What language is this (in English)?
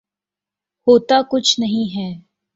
Urdu